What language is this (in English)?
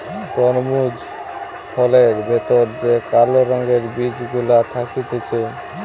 Bangla